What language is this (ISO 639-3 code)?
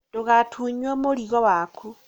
kik